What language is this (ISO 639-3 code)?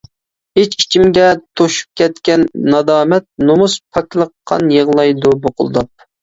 uig